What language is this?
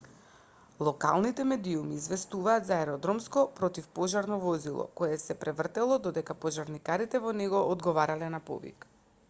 Macedonian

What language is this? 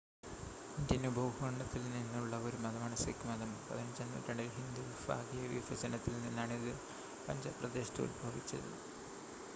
Malayalam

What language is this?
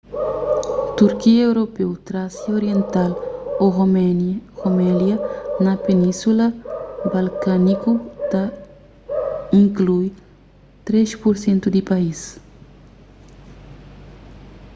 Kabuverdianu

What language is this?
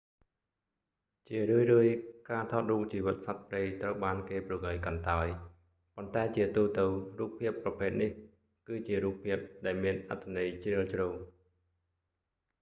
Khmer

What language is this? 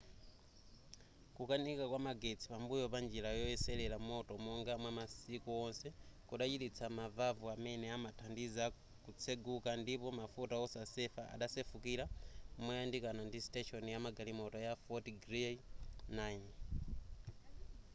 Nyanja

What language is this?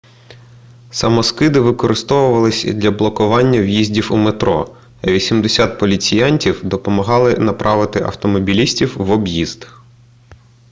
Ukrainian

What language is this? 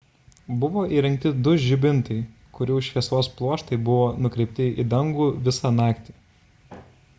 Lithuanian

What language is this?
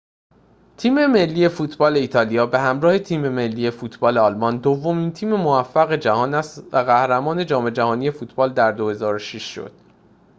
Persian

